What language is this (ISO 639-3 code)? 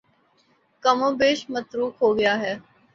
urd